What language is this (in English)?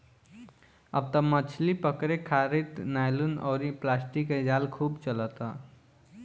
Bhojpuri